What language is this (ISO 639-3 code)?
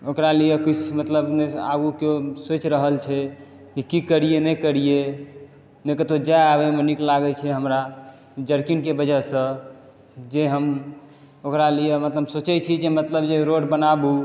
mai